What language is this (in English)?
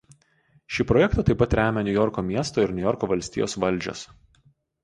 Lithuanian